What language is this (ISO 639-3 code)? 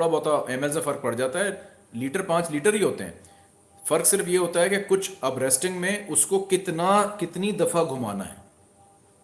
hin